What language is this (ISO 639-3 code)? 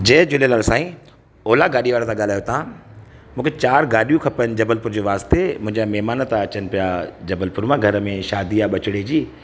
snd